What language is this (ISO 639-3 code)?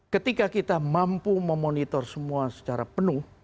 ind